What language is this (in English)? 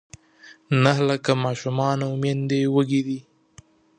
Pashto